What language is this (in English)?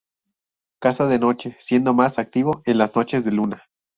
Spanish